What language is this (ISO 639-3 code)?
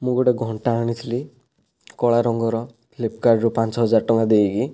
ori